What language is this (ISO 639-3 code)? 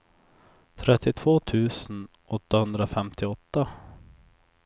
swe